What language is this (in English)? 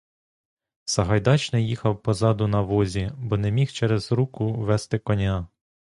Ukrainian